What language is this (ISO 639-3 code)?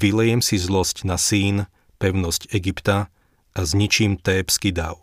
slk